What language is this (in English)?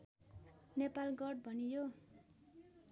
Nepali